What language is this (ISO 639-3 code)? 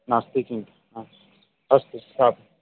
san